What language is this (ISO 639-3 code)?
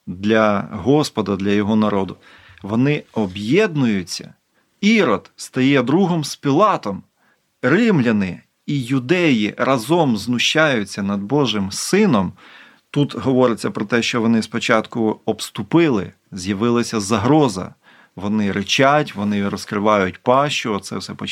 ukr